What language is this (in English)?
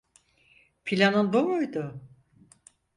Turkish